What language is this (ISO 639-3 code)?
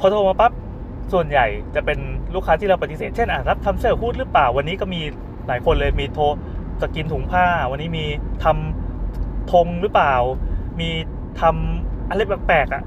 tha